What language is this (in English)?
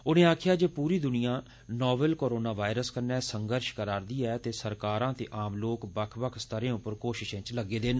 Dogri